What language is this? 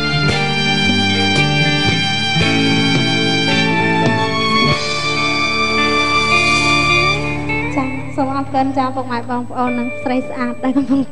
Thai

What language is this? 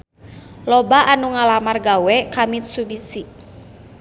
Sundanese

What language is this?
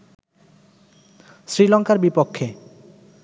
Bangla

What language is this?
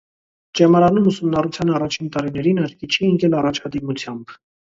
Armenian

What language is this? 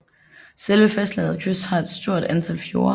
Danish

